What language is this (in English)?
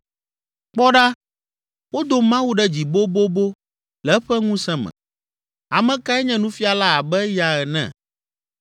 Ewe